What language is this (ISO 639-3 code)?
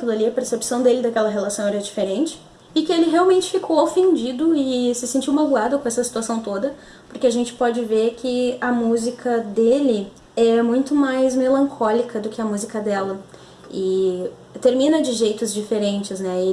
por